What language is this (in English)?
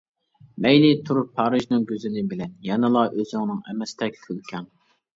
Uyghur